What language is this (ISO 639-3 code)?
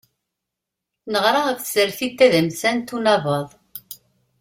kab